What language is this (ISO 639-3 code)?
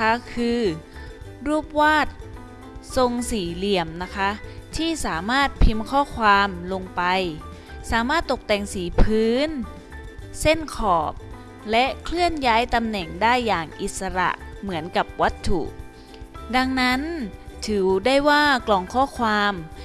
tha